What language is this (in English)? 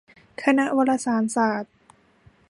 Thai